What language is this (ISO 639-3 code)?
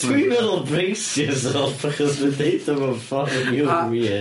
cym